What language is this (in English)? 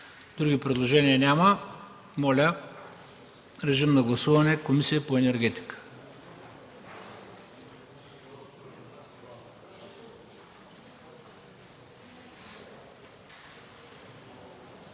Bulgarian